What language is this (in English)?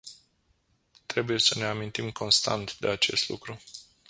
Romanian